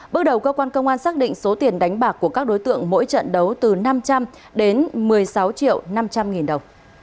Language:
Vietnamese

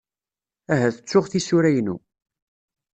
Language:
Kabyle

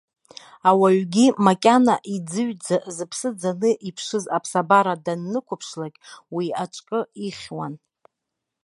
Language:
Abkhazian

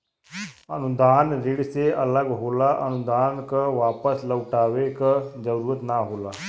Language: Bhojpuri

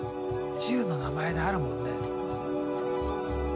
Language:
Japanese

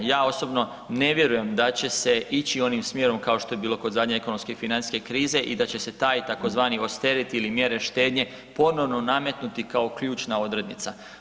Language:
Croatian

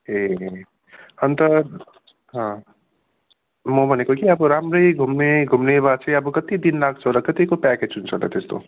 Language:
Nepali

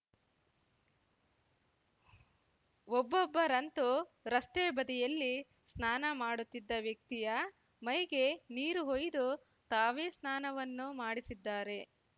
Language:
Kannada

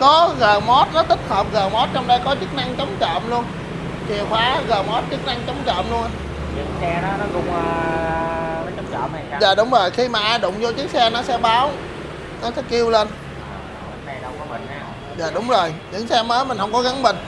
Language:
Vietnamese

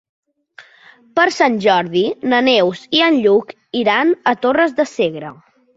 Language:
Catalan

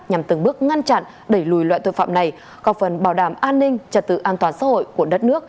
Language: Vietnamese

